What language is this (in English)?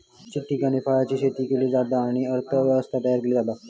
Marathi